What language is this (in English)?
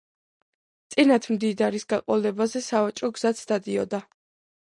Georgian